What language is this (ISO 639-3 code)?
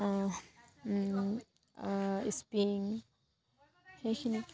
asm